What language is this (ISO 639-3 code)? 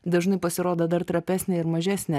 lit